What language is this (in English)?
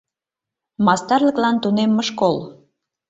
Mari